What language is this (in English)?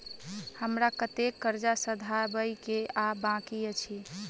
Maithili